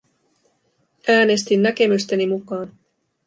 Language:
Finnish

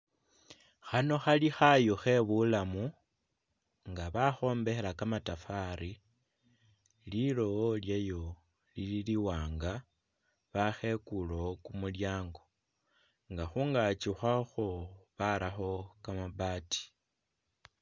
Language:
Masaaba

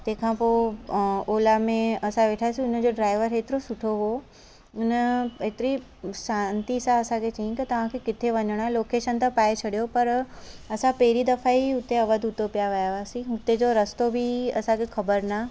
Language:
Sindhi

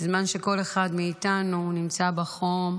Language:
Hebrew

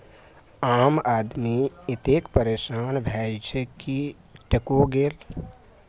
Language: Maithili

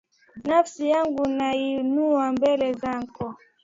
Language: Swahili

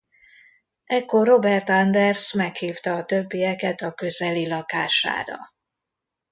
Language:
Hungarian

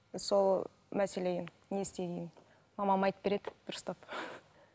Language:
Kazakh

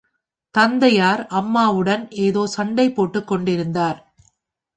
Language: Tamil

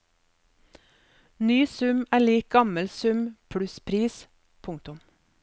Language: Norwegian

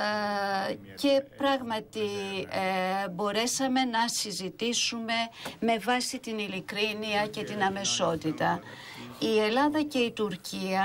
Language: Greek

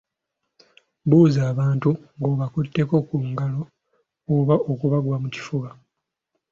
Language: Ganda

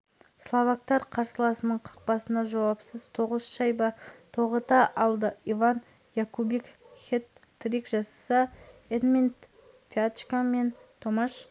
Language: Kazakh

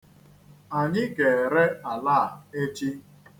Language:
Igbo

